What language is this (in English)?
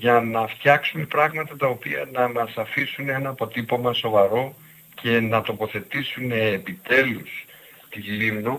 Greek